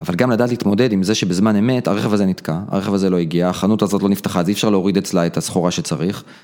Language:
Hebrew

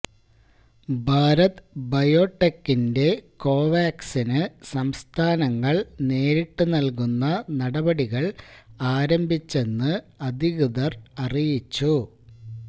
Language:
Malayalam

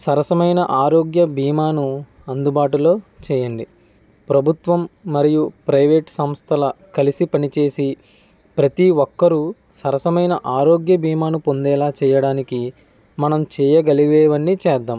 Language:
Telugu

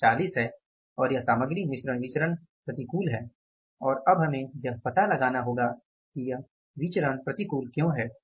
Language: Hindi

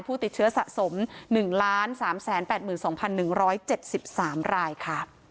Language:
Thai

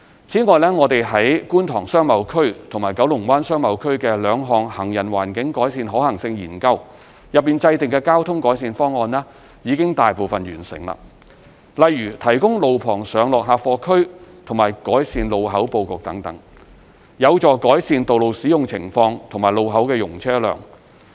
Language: Cantonese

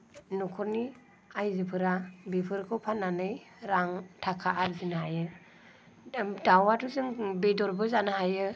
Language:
Bodo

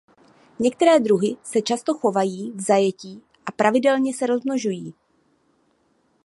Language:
Czech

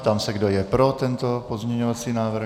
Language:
Czech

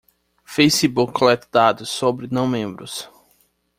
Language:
Portuguese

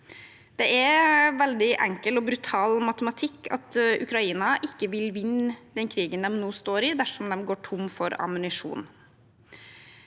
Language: Norwegian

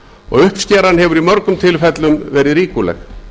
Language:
Icelandic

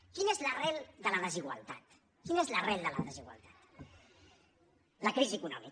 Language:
Catalan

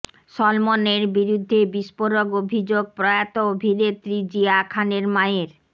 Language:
Bangla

